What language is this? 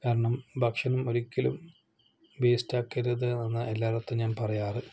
Malayalam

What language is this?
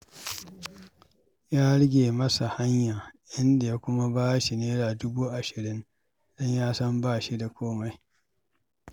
Hausa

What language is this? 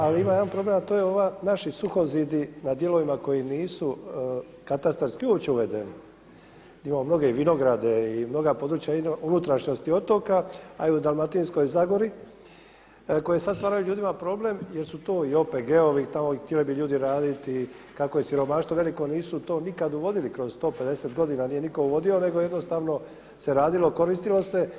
Croatian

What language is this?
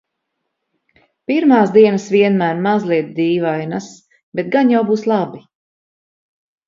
Latvian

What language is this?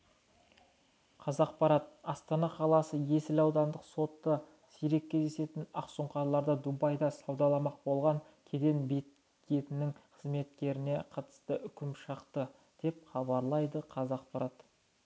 Kazakh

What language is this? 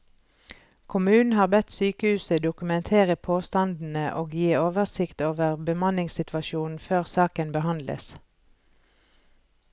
Norwegian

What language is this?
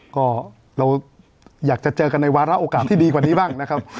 Thai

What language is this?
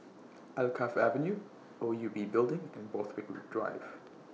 English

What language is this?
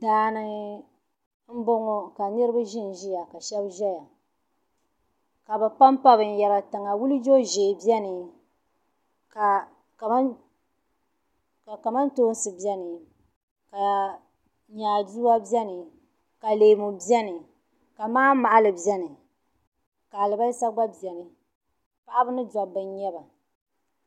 Dagbani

